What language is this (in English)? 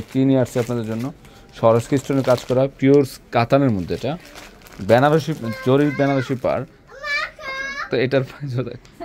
Turkish